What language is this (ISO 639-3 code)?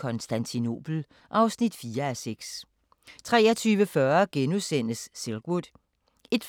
dan